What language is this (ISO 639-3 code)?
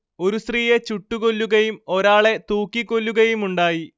mal